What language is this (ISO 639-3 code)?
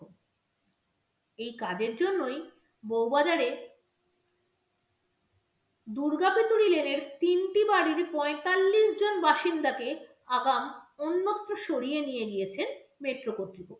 ben